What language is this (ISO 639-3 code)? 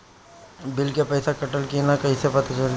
bho